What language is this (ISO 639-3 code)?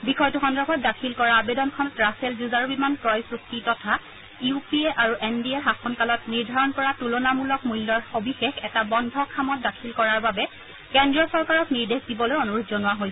asm